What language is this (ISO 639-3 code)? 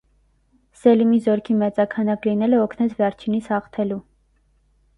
hye